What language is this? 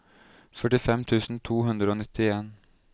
Norwegian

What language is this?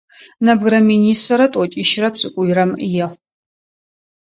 Adyghe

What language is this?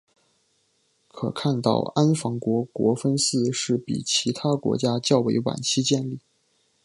Chinese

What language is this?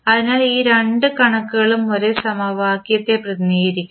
Malayalam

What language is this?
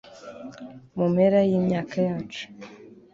Kinyarwanda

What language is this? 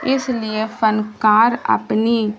Urdu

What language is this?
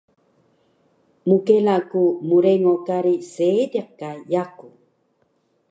Taroko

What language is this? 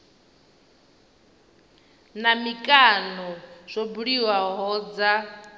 Venda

